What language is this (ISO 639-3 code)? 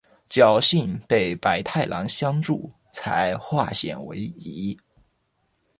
zho